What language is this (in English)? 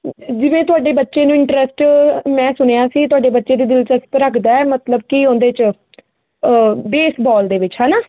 Punjabi